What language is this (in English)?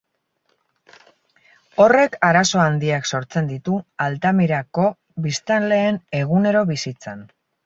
Basque